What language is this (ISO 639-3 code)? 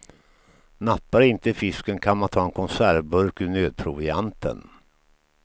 swe